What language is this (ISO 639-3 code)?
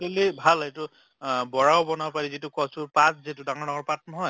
asm